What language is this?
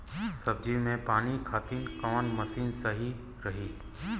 Bhojpuri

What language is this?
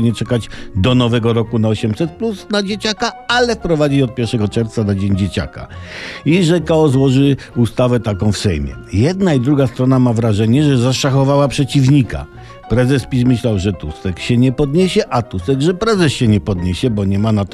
Polish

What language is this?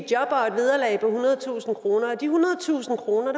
Danish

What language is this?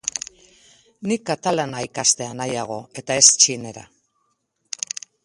Basque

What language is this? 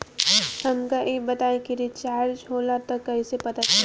Bhojpuri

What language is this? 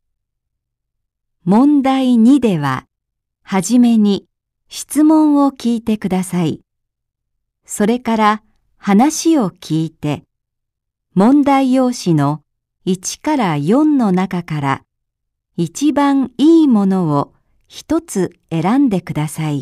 Japanese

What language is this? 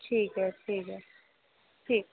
Dogri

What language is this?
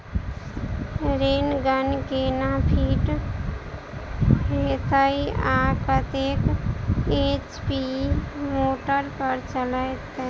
Maithili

